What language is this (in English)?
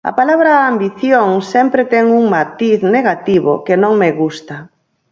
Galician